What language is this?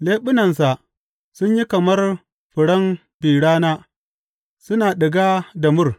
Hausa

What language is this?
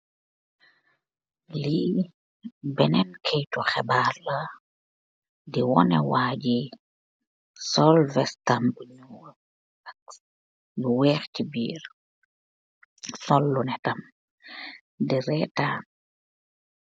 Wolof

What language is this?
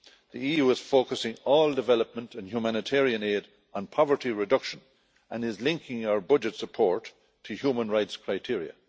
English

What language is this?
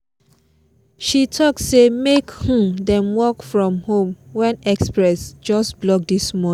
Nigerian Pidgin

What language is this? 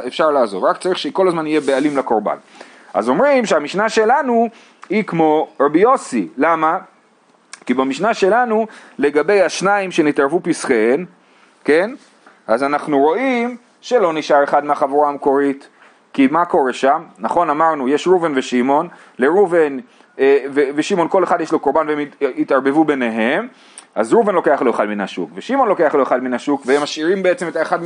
Hebrew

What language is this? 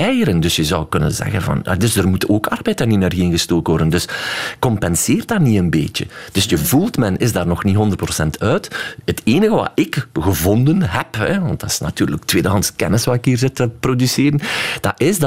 Dutch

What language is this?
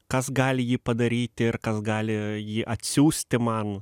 Lithuanian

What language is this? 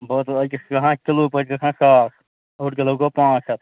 Kashmiri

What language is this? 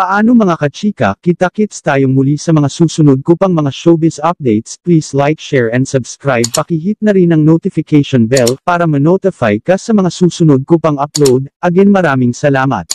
Filipino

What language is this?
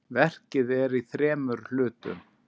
Icelandic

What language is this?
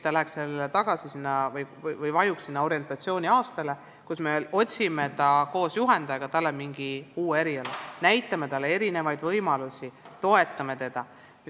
Estonian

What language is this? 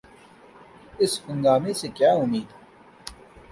Urdu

